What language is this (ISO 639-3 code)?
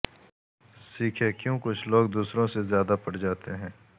urd